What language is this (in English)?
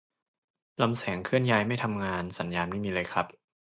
Thai